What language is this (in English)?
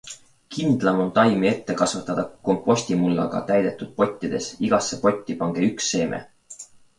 Estonian